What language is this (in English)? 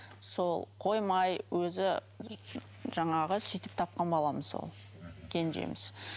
Kazakh